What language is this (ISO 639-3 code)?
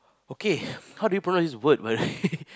eng